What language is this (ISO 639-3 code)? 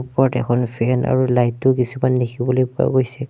asm